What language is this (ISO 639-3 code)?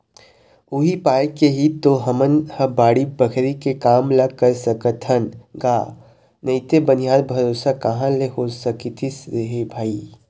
hne